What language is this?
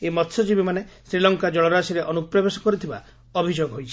Odia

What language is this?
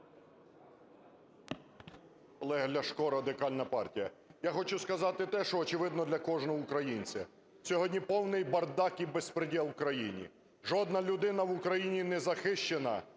Ukrainian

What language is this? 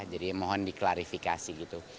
Indonesian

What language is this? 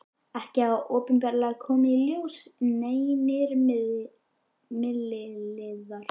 Icelandic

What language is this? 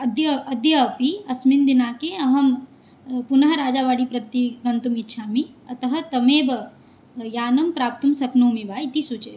Sanskrit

